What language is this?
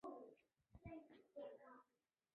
Chinese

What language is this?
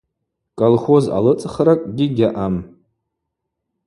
Abaza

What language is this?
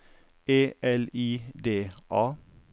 Norwegian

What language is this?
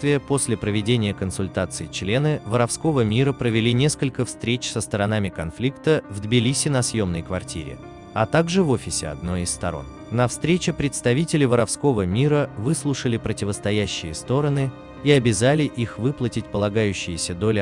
Russian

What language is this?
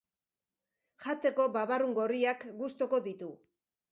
Basque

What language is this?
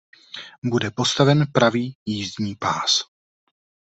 Czech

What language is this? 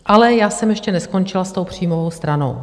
Czech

